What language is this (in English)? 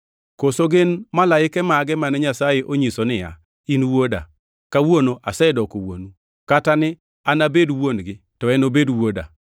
Luo (Kenya and Tanzania)